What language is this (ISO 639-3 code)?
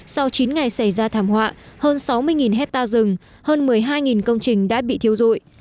vie